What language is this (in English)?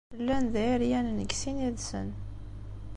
Kabyle